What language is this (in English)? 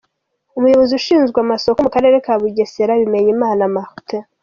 Kinyarwanda